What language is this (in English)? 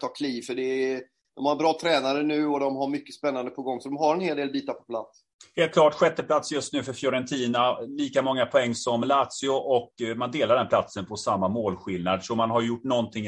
Swedish